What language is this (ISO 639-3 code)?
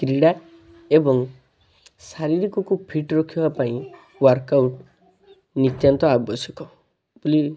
ori